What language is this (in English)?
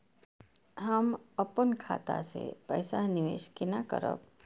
Maithili